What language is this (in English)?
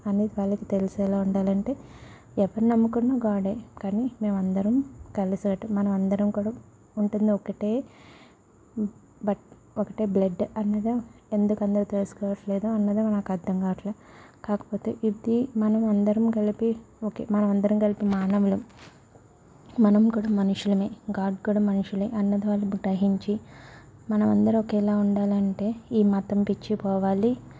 Telugu